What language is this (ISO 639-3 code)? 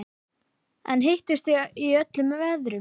isl